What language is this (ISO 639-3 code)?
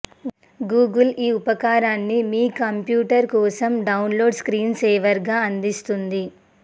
tel